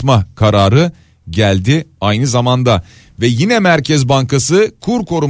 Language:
Turkish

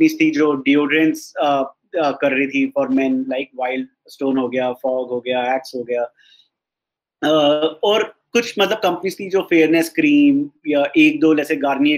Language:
Hindi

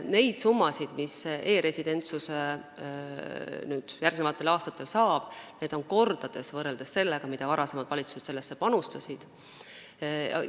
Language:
Estonian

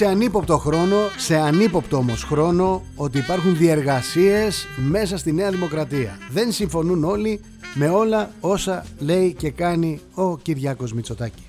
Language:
Greek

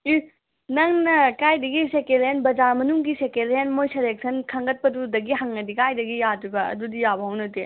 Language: Manipuri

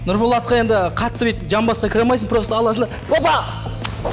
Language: Kazakh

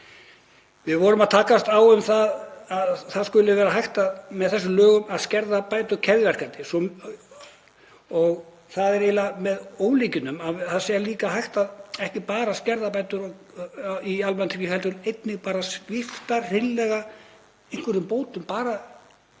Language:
Icelandic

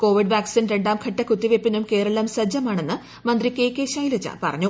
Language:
Malayalam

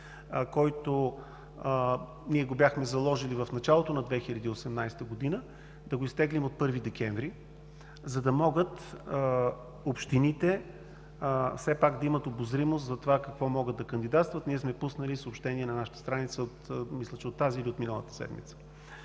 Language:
Bulgarian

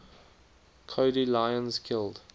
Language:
English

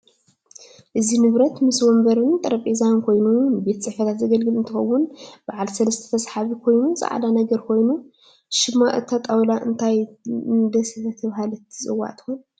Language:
Tigrinya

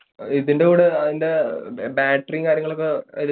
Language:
Malayalam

